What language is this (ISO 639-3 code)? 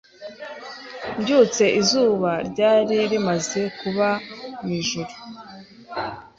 kin